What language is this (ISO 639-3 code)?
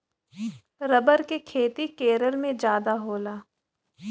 bho